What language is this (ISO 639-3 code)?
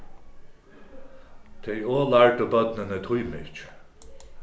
fao